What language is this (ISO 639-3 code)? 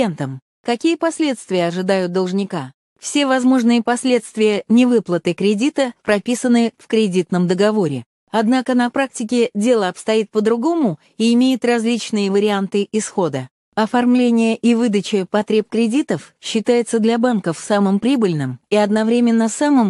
rus